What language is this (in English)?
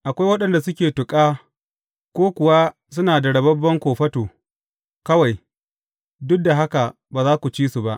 Hausa